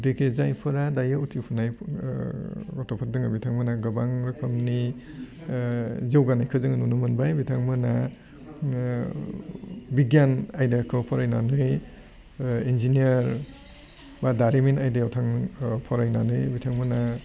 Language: Bodo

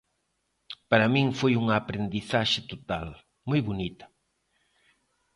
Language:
Galician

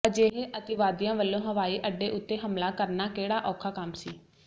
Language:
Punjabi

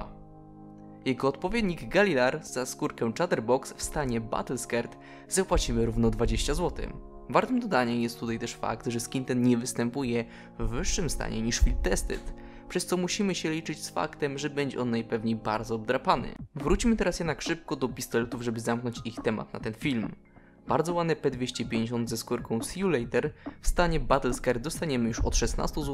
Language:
Polish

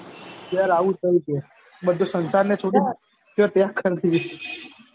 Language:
Gujarati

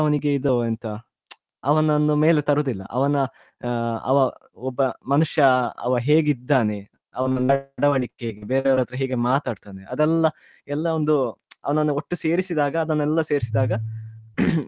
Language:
Kannada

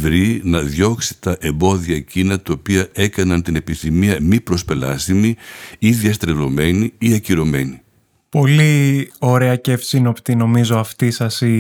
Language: Greek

